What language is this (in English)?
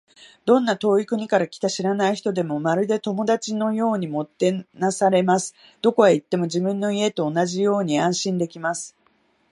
Japanese